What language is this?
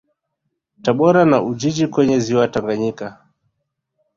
Swahili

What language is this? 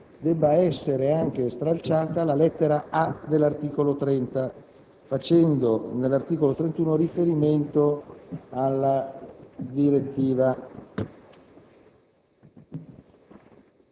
Italian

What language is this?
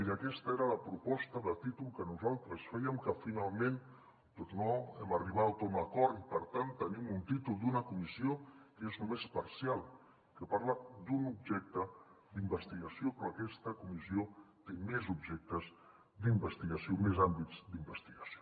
Catalan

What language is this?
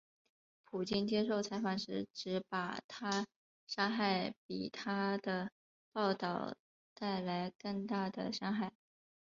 Chinese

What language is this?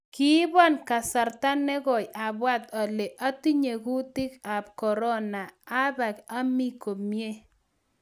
Kalenjin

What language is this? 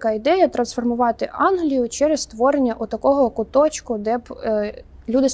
Ukrainian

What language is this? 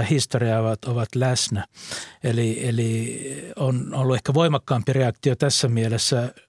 Finnish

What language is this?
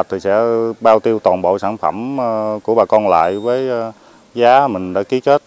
Vietnamese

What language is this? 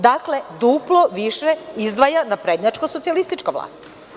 Serbian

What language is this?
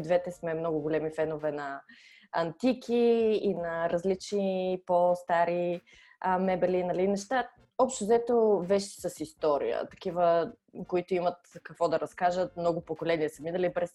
Bulgarian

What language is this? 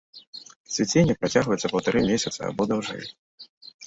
Belarusian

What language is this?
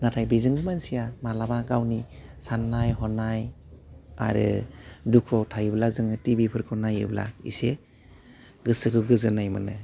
Bodo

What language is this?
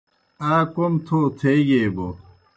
Kohistani Shina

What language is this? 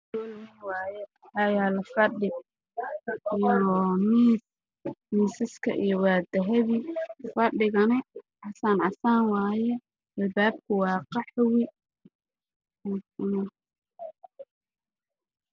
Somali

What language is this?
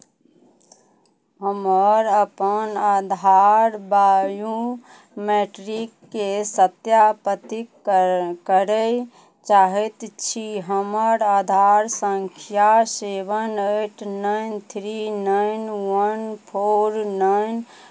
Maithili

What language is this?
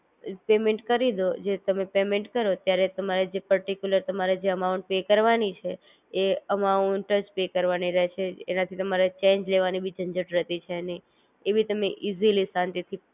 Gujarati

